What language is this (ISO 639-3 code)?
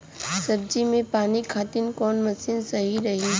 bho